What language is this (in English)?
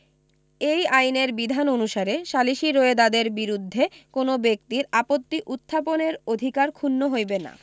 Bangla